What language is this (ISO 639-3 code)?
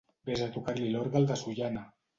cat